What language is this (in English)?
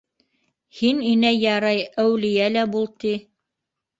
Bashkir